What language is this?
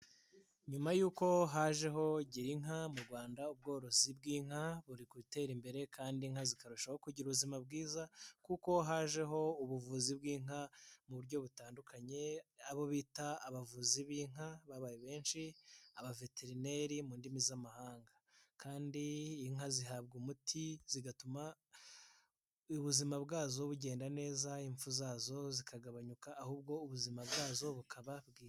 Kinyarwanda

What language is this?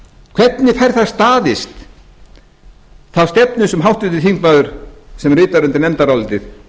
Icelandic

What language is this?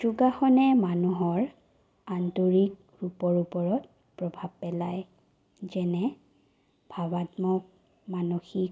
Assamese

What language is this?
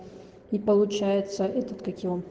Russian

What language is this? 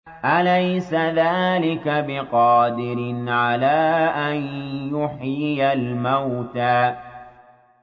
Arabic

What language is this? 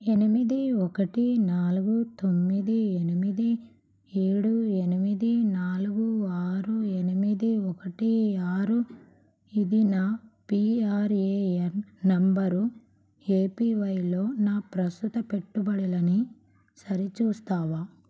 Telugu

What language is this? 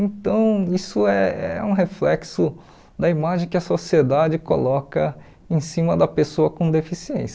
Portuguese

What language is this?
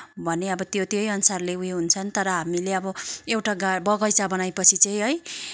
Nepali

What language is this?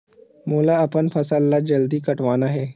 Chhattisgarhi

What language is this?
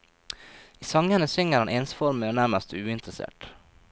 Norwegian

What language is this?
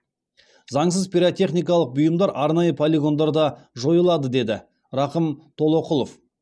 Kazakh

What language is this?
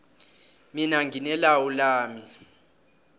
South Ndebele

